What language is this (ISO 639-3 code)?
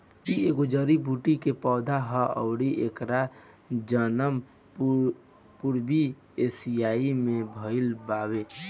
bho